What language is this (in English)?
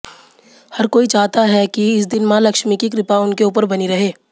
Hindi